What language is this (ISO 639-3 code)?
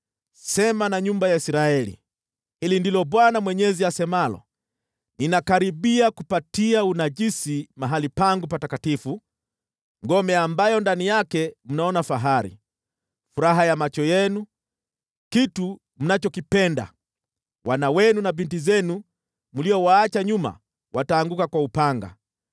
swa